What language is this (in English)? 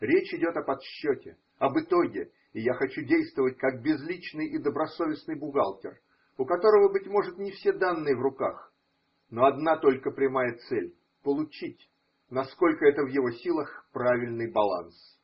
Russian